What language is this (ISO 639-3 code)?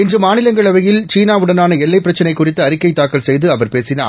tam